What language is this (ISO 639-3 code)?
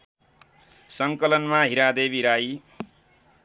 nep